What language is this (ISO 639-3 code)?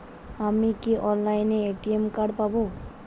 ben